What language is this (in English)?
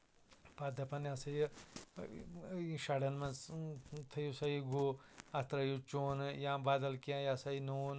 Kashmiri